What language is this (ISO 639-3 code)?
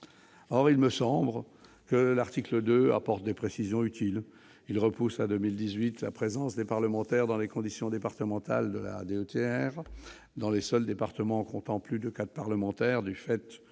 fra